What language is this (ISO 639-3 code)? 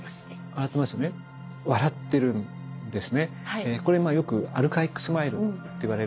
jpn